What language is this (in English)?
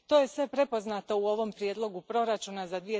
Croatian